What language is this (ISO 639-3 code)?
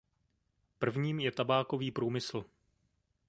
ces